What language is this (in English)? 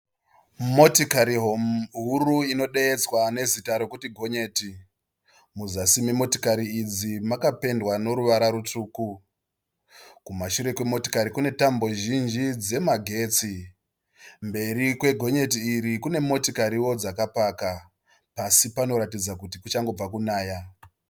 Shona